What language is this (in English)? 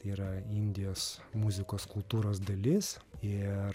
Lithuanian